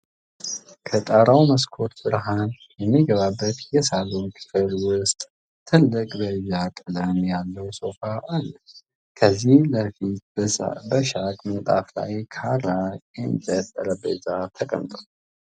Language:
Amharic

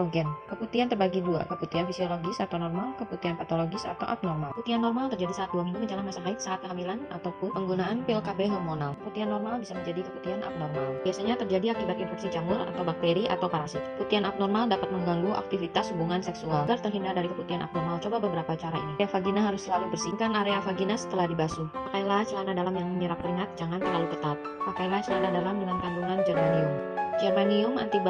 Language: Indonesian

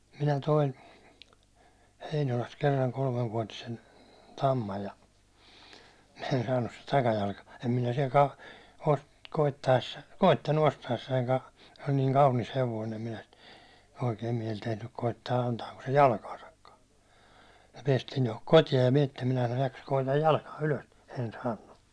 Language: Finnish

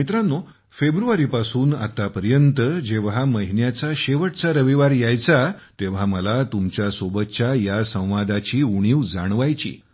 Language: Marathi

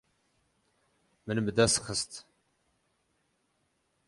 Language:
Kurdish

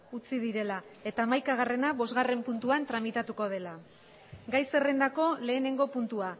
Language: Basque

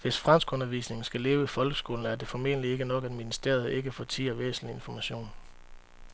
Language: Danish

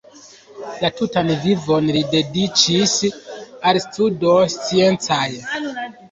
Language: Esperanto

